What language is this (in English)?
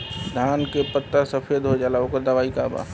Bhojpuri